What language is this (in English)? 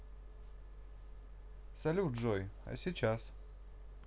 Russian